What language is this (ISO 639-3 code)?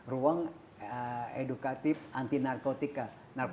ind